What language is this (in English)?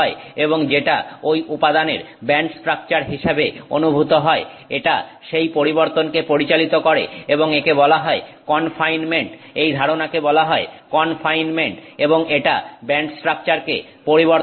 Bangla